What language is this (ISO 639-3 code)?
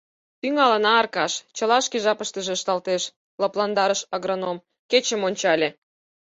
chm